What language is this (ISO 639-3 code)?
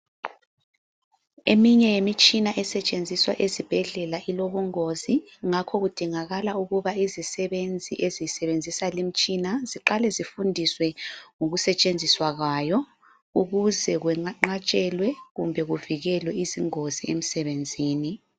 nde